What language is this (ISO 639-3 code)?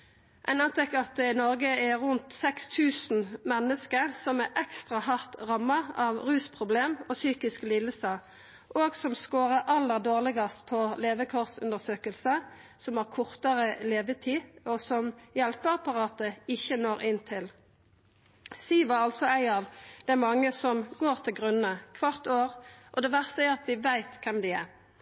nno